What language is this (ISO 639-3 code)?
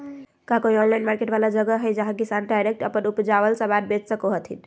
mag